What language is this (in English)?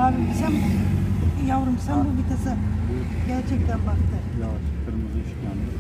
Turkish